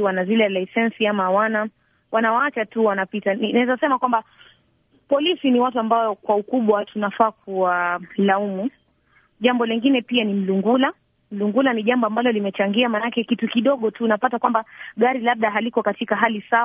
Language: Swahili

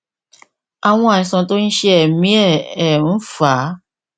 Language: Yoruba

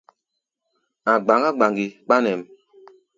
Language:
Gbaya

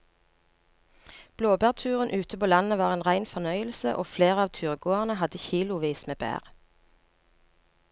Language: Norwegian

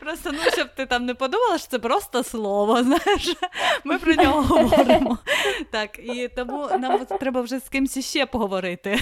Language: Ukrainian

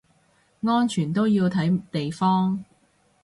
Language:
Cantonese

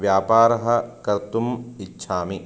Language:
Sanskrit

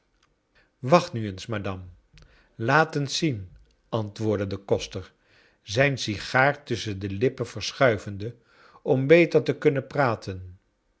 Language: Dutch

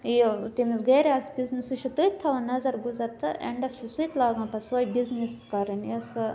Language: Kashmiri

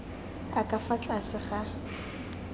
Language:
Tswana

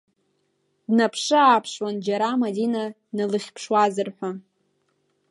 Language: Abkhazian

